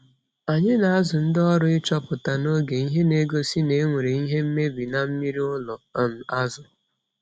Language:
Igbo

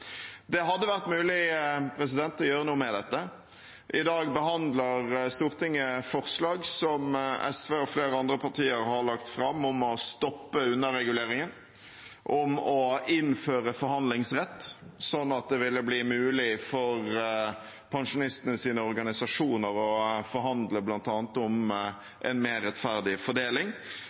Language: Norwegian Bokmål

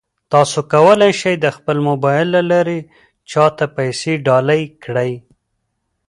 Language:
Pashto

